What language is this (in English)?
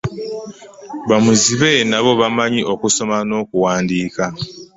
Ganda